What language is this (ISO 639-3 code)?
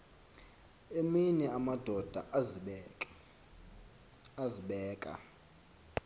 xho